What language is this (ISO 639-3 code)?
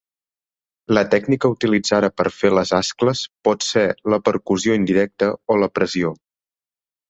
cat